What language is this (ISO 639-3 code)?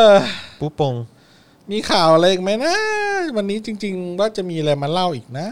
tha